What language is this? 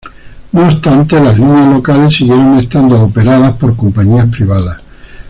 Spanish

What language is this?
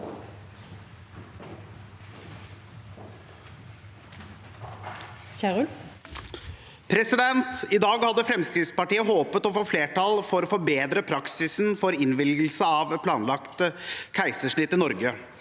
Norwegian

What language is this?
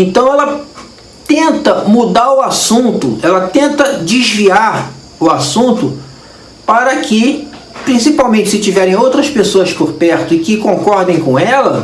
Portuguese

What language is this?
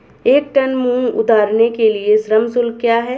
Hindi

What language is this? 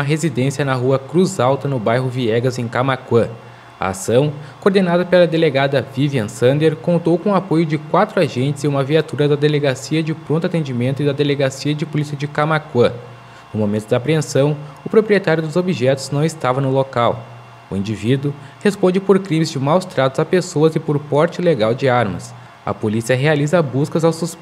Portuguese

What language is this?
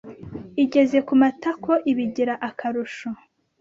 Kinyarwanda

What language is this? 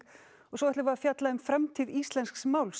Icelandic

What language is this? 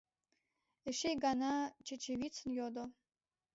Mari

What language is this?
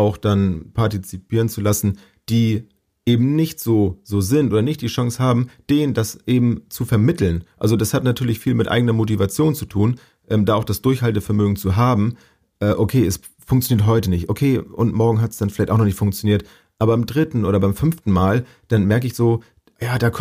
German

